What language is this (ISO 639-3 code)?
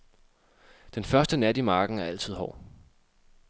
dan